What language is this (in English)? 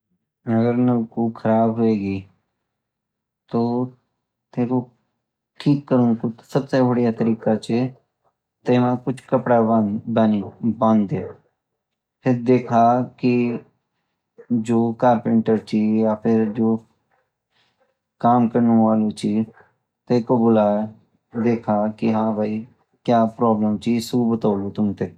Garhwali